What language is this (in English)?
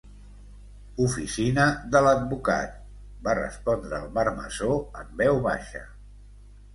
Catalan